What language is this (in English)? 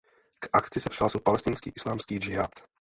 Czech